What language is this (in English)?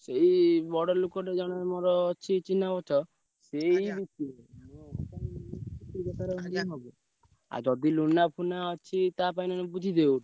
Odia